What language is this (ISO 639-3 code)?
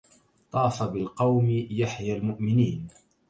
ara